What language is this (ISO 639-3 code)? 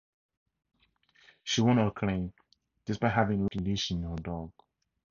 eng